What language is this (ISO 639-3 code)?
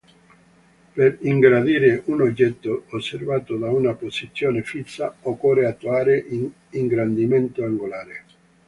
ita